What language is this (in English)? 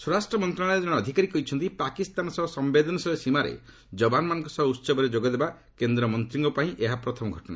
Odia